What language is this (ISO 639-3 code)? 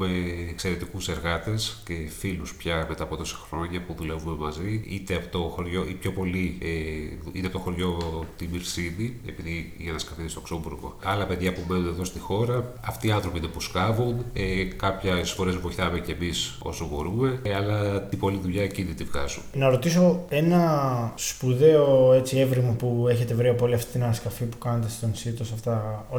ell